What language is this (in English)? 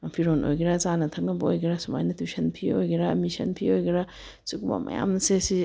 Manipuri